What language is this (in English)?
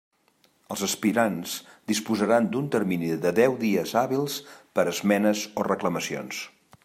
Catalan